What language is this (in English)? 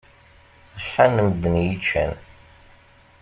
Kabyle